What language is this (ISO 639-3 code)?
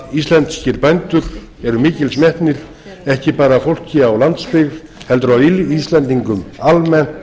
isl